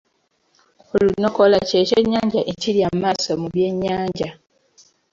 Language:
Ganda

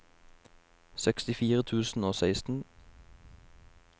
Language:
Norwegian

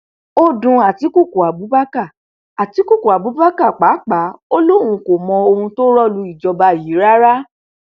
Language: Yoruba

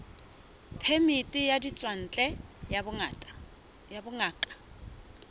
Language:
Southern Sotho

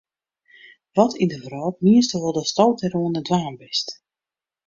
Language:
Western Frisian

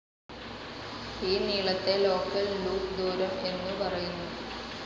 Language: Malayalam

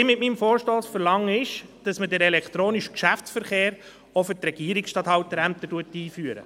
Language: Swiss German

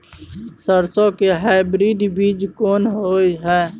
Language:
Maithili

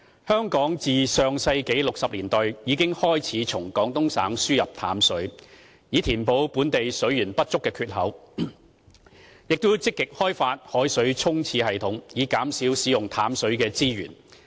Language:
Cantonese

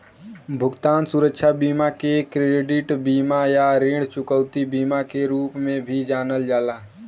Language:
Bhojpuri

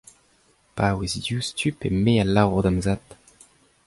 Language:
Breton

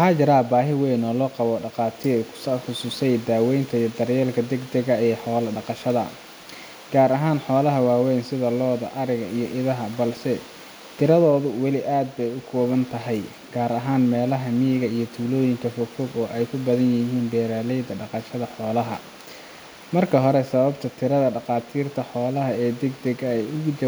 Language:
Somali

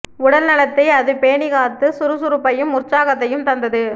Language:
Tamil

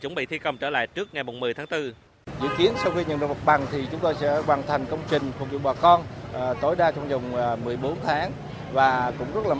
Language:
Vietnamese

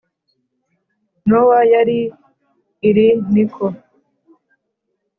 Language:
Kinyarwanda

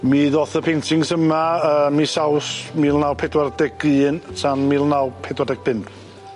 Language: Welsh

